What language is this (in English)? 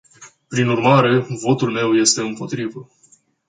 Romanian